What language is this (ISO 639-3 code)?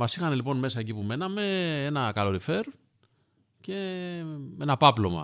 ell